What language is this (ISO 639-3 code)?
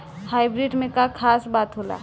bho